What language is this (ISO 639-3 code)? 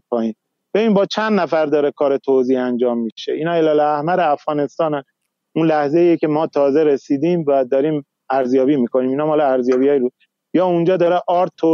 fas